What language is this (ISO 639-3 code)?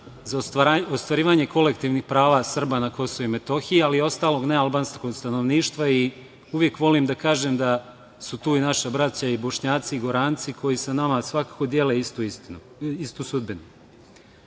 srp